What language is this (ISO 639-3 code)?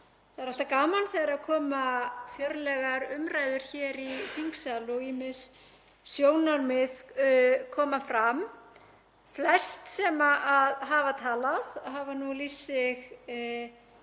isl